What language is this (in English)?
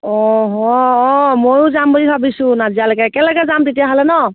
Assamese